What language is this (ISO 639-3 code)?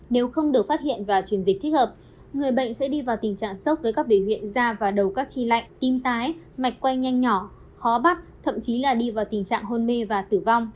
vie